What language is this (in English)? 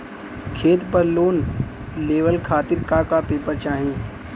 Bhojpuri